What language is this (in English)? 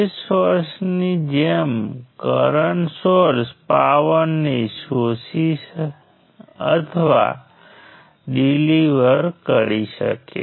Gujarati